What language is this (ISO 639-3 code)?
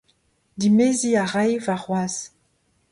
bre